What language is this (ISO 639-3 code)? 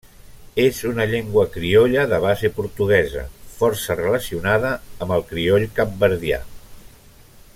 cat